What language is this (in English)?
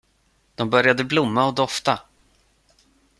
Swedish